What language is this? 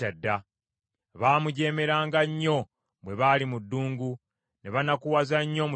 Ganda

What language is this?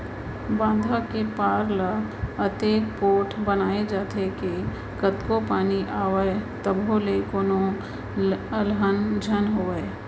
Chhattisgarhi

